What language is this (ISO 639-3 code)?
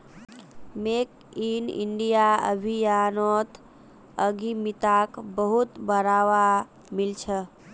mag